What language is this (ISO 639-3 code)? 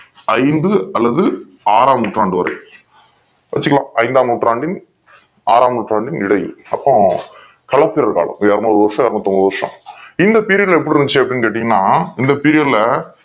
tam